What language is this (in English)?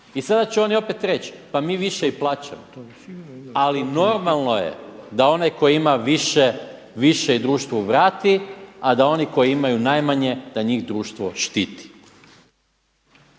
Croatian